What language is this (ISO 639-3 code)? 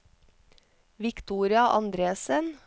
nor